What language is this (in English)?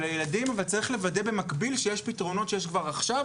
Hebrew